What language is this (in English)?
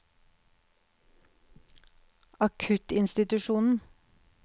Norwegian